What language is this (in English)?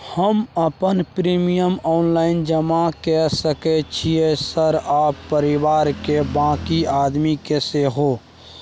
Maithili